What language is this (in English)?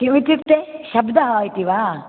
Sanskrit